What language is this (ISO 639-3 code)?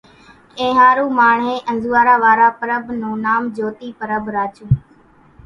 gjk